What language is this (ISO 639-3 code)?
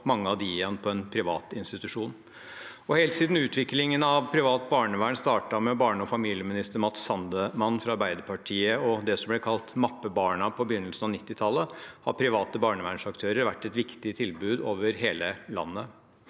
nor